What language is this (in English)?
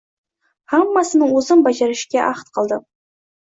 Uzbek